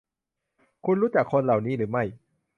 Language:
Thai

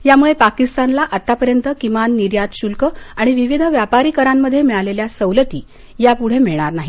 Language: Marathi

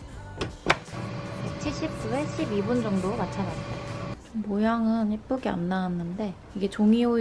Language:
Korean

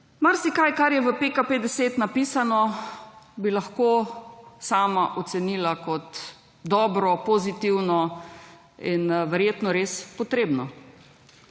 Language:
Slovenian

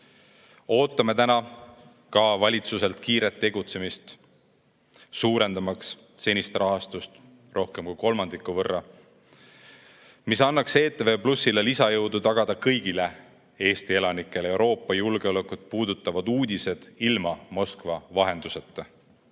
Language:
Estonian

